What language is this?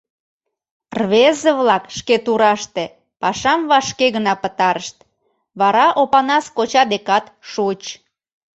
Mari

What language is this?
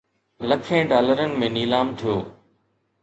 Sindhi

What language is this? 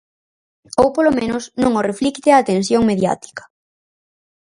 Galician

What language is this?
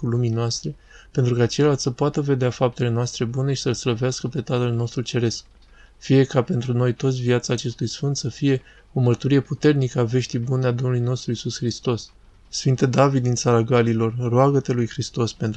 Romanian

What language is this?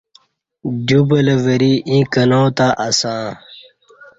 Kati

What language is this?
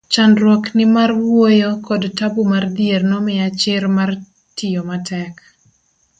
Luo (Kenya and Tanzania)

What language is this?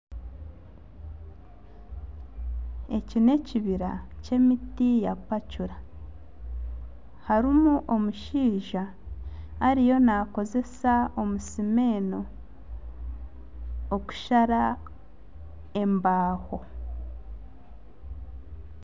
Nyankole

